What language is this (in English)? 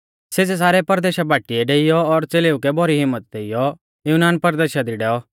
Mahasu Pahari